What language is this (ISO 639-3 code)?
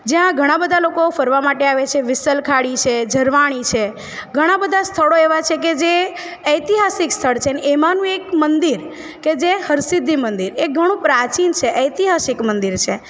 guj